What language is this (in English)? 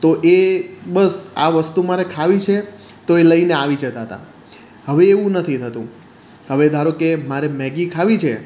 Gujarati